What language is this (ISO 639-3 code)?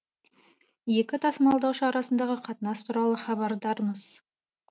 kaz